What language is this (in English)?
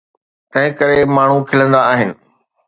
Sindhi